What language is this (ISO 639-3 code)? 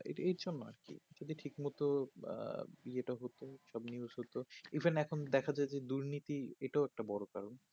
ben